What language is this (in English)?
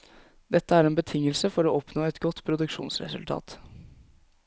Norwegian